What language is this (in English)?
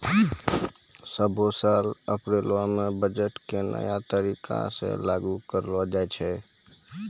Maithili